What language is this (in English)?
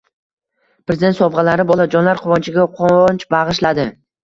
Uzbek